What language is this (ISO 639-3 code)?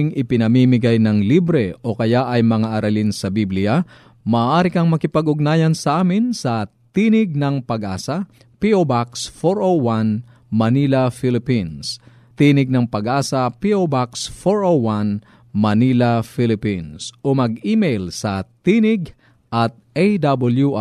fil